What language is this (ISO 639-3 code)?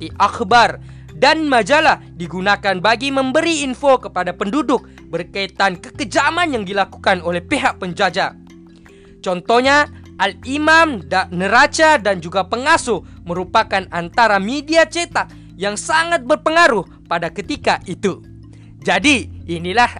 msa